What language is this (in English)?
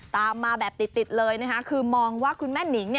Thai